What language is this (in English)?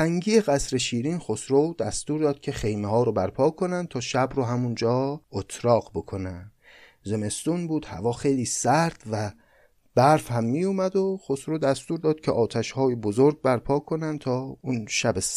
Persian